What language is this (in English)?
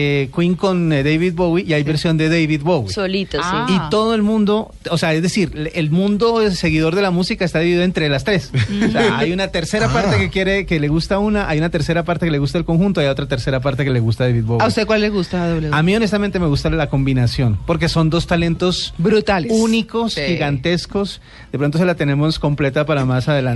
Spanish